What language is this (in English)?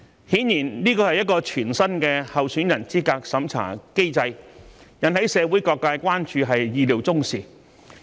Cantonese